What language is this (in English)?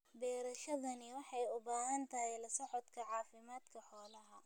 Somali